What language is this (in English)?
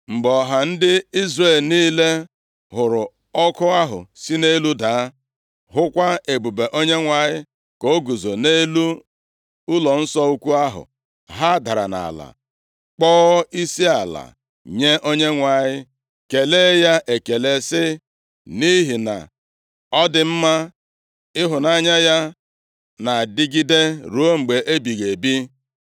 Igbo